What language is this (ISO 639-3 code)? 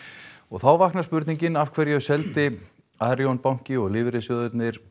isl